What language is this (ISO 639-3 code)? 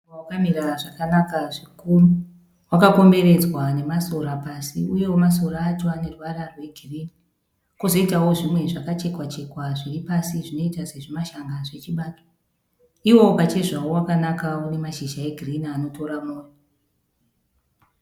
sna